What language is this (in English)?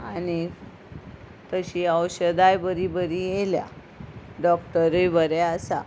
Konkani